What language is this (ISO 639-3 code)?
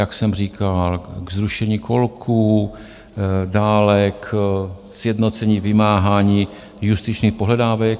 ces